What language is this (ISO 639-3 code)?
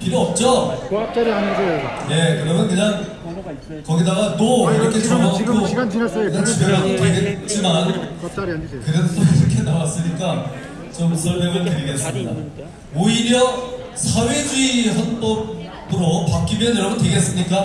kor